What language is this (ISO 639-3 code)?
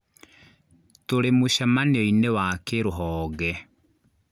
kik